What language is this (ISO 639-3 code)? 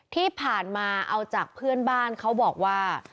tha